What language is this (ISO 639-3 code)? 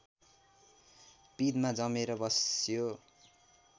nep